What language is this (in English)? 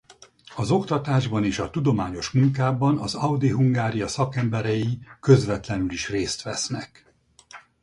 Hungarian